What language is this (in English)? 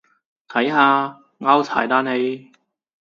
Cantonese